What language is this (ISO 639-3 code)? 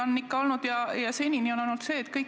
est